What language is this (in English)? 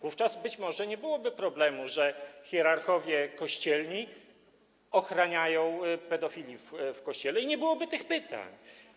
Polish